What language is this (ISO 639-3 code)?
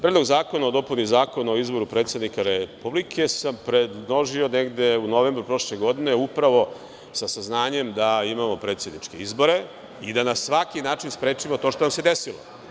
srp